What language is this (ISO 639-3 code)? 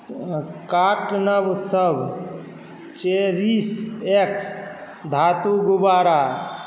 mai